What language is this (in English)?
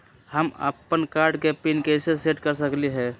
Magahi